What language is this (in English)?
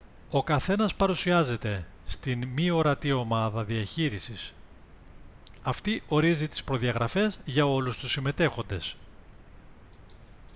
Greek